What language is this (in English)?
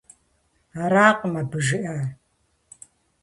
Kabardian